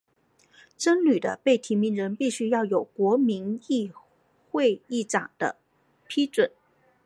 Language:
Chinese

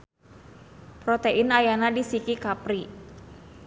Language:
Sundanese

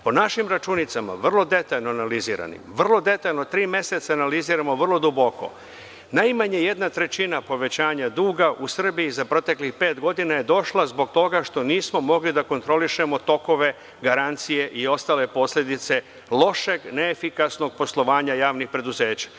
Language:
Serbian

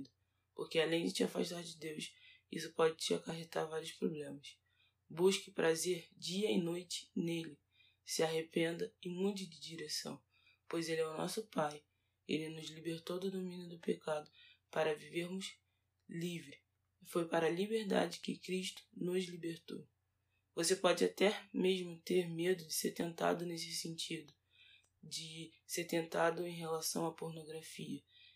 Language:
Portuguese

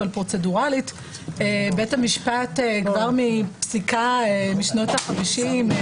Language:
Hebrew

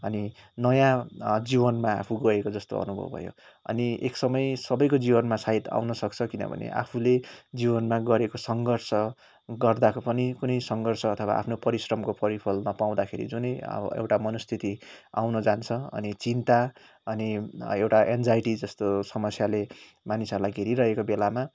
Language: Nepali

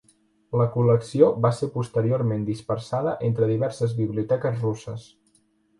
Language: Catalan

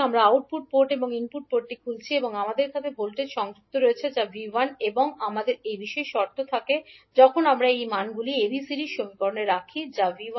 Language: Bangla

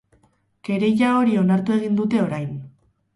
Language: Basque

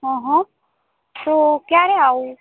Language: Gujarati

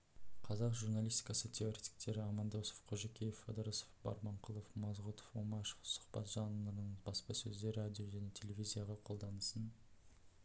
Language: Kazakh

